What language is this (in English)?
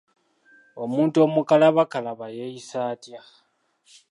Ganda